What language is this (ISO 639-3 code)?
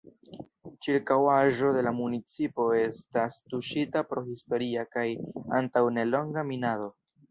epo